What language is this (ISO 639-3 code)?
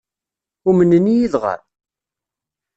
kab